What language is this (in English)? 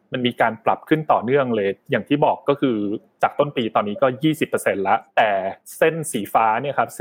Thai